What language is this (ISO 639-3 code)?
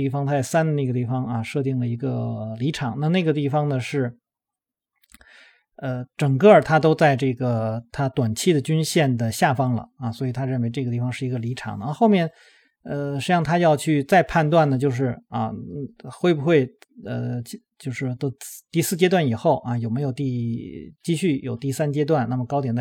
zho